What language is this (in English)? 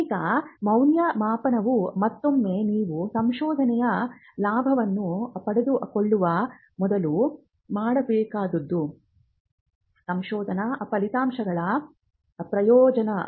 Kannada